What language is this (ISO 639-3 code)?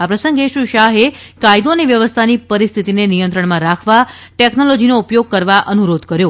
guj